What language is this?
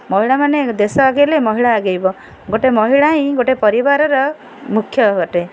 Odia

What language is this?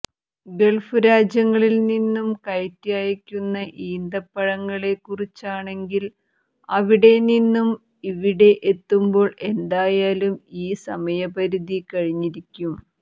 Malayalam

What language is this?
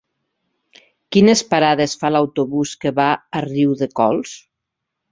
Catalan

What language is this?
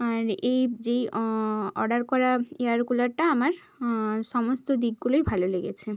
Bangla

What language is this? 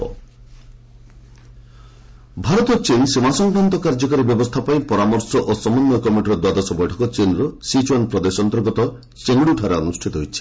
Odia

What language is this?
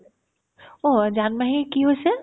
Assamese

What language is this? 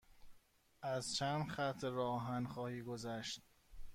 Persian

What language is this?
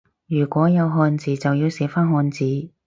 Cantonese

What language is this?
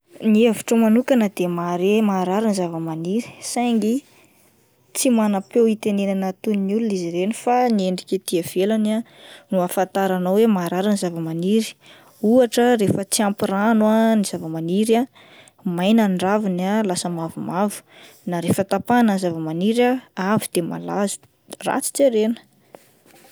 Malagasy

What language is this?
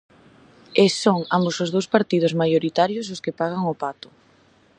Galician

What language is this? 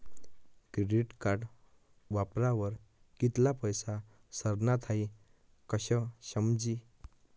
Marathi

